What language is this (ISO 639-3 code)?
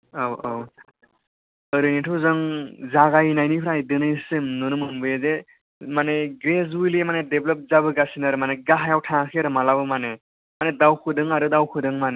brx